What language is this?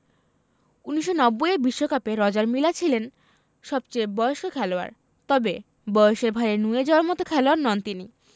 Bangla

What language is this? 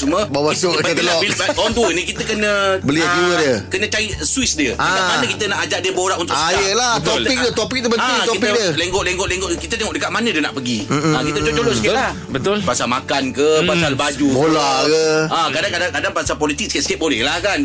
Malay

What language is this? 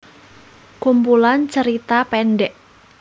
Javanese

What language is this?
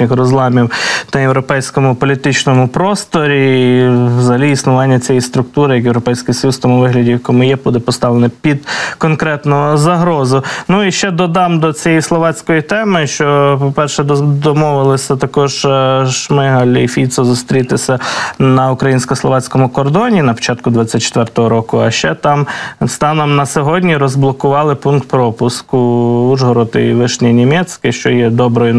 Ukrainian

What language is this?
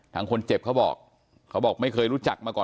Thai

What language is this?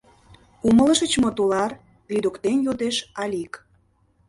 Mari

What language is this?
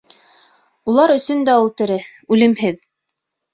Bashkir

